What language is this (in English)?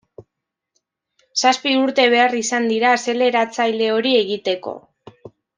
Basque